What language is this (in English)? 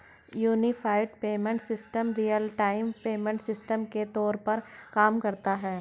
Hindi